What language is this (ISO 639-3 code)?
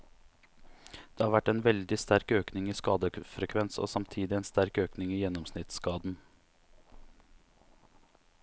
nor